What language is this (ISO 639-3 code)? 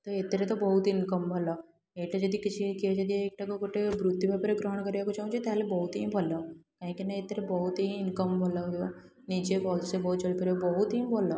ori